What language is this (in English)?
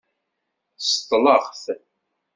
Kabyle